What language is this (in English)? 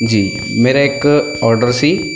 Punjabi